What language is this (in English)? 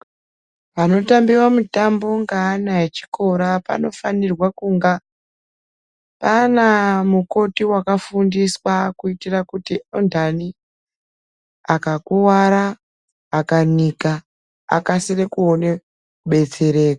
Ndau